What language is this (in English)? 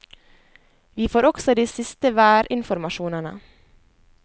Norwegian